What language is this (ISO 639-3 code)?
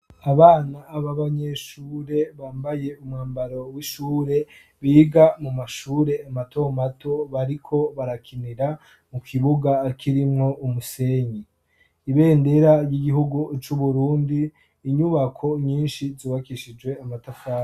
run